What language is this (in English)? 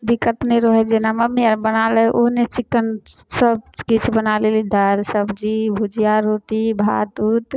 Maithili